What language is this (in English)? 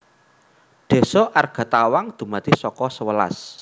Javanese